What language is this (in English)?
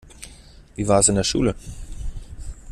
German